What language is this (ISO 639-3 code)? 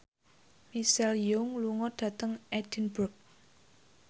jav